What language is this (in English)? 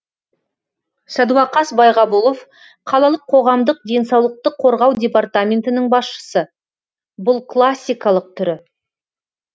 Kazakh